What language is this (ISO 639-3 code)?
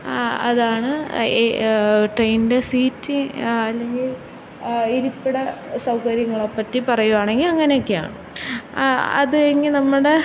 mal